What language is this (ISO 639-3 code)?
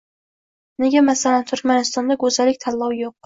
uzb